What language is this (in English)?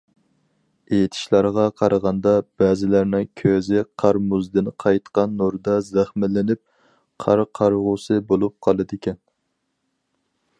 Uyghur